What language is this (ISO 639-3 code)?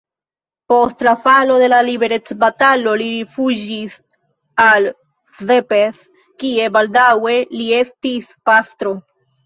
epo